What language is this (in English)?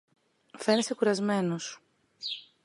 Greek